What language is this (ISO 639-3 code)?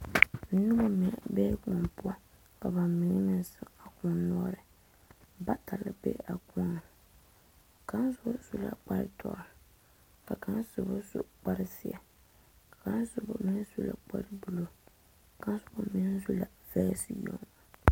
dga